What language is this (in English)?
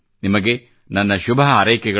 Kannada